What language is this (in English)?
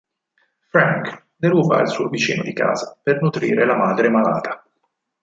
Italian